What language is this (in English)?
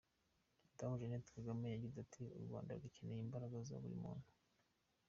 Kinyarwanda